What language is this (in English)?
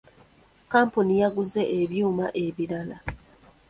Ganda